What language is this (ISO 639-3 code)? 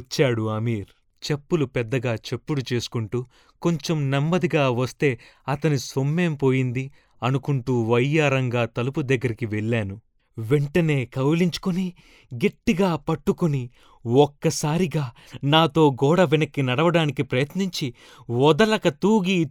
tel